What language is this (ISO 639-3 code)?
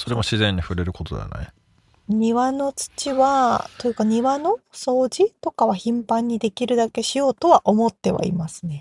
jpn